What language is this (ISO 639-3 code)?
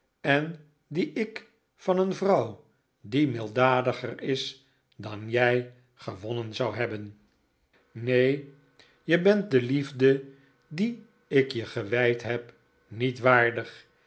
nld